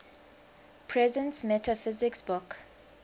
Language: English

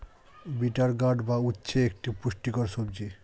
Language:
Bangla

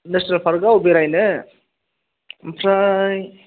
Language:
Bodo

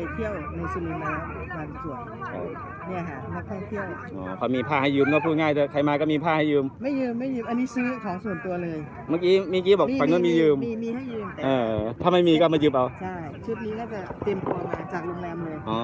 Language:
Thai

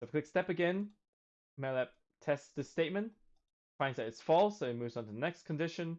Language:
English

